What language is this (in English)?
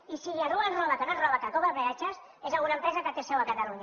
Catalan